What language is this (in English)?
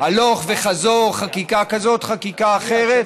Hebrew